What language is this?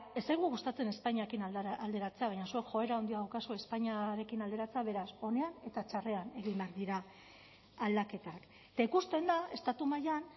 Basque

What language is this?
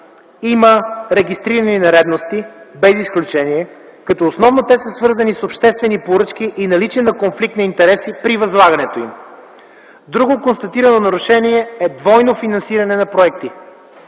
Bulgarian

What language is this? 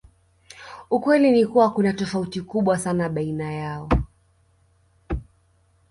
Swahili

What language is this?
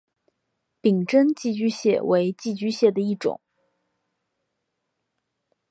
Chinese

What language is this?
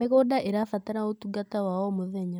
Kikuyu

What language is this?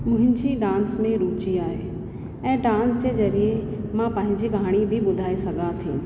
Sindhi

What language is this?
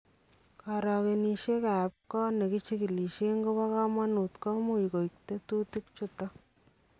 Kalenjin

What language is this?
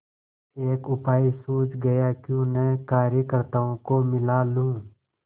Hindi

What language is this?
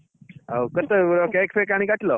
Odia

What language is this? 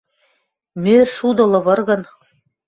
Western Mari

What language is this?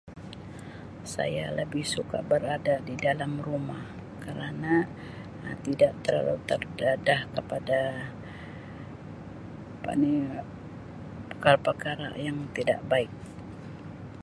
Sabah Malay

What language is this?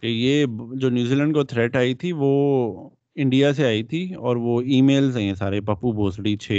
Urdu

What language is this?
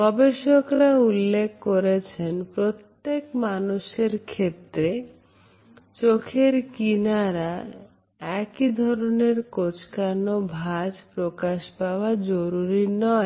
Bangla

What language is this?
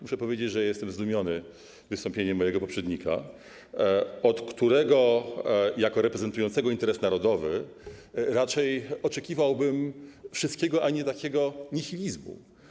Polish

